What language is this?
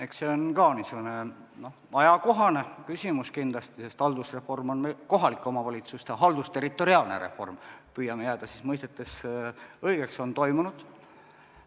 Estonian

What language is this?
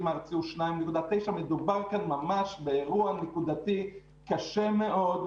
Hebrew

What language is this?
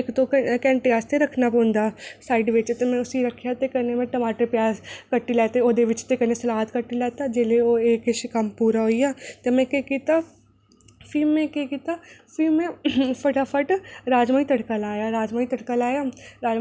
Dogri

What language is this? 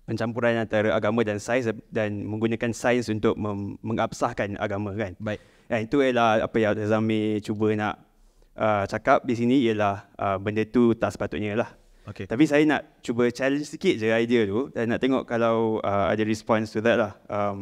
Malay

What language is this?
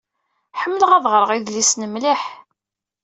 Kabyle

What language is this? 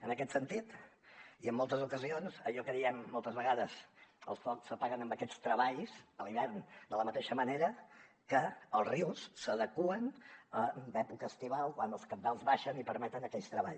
Catalan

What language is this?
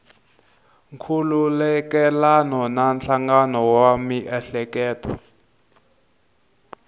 Tsonga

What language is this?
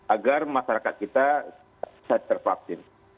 Indonesian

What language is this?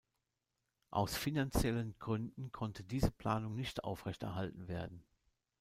German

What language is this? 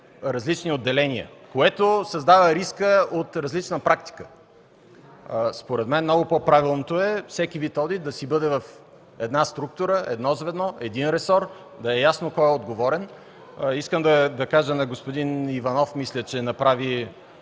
Bulgarian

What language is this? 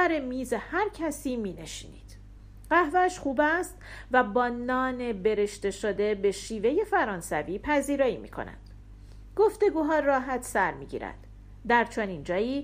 Persian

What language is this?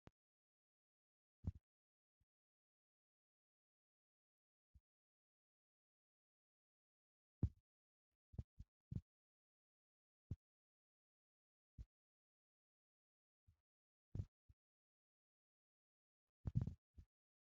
Wolaytta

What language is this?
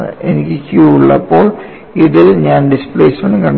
Malayalam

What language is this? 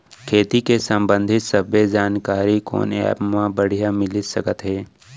Chhattisgarhi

